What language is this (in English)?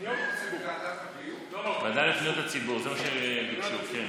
Hebrew